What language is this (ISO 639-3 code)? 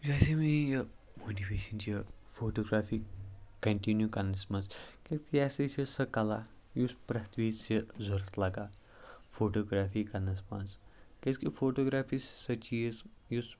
kas